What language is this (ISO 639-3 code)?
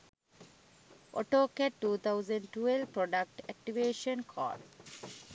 sin